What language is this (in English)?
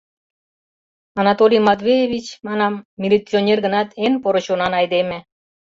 Mari